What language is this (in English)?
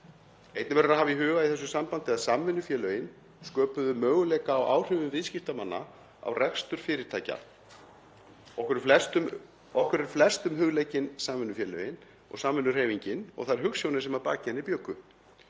Icelandic